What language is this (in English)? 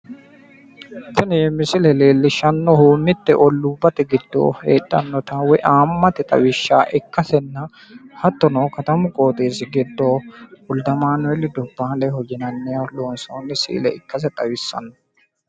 Sidamo